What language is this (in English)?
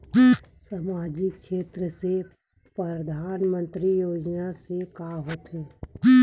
Chhattisgarhi